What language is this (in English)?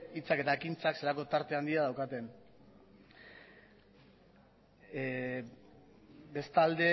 Basque